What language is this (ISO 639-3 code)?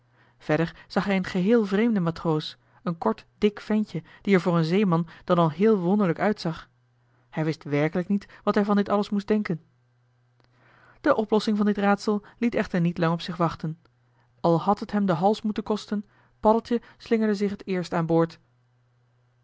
nld